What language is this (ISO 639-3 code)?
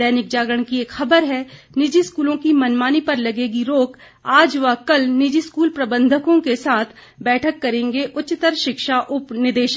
hin